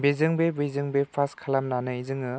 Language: Bodo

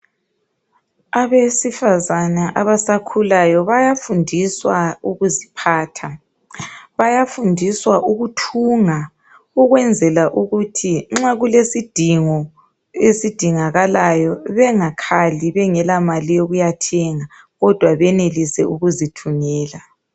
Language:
North Ndebele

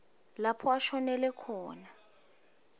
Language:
Swati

